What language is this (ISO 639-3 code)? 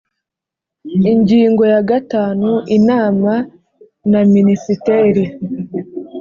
kin